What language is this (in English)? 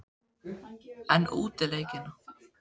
Icelandic